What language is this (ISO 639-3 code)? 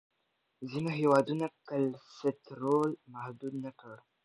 pus